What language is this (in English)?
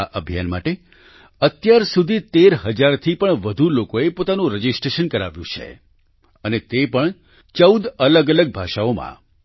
Gujarati